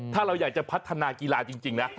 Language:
Thai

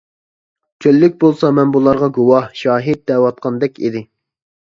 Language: Uyghur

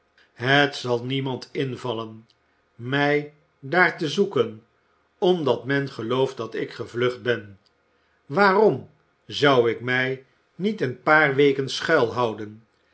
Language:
Dutch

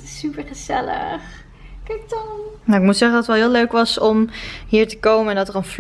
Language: Dutch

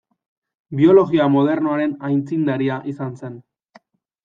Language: Basque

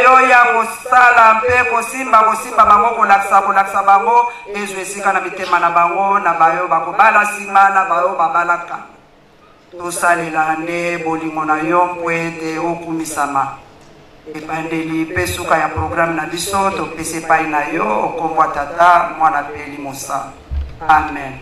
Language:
French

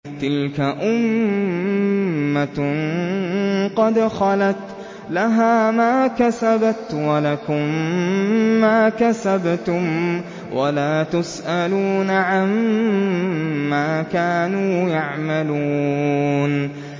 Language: Arabic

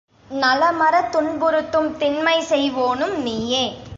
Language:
Tamil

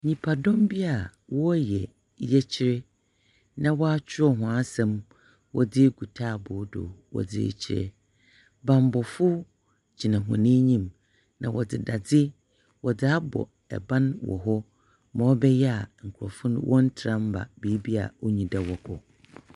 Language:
Akan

